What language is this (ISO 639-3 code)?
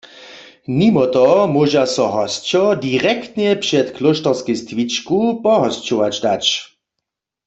hsb